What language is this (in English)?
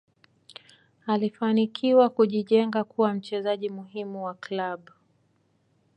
Swahili